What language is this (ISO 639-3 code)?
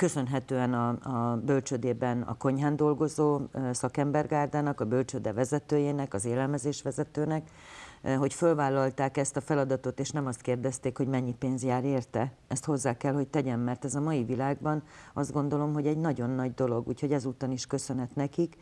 hun